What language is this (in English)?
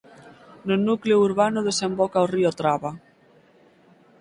Galician